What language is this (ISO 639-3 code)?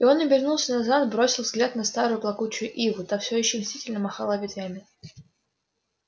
rus